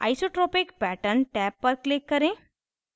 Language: Hindi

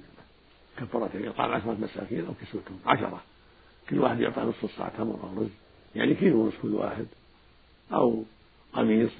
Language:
Arabic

